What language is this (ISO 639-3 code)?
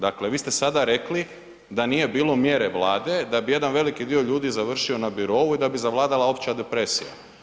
hrv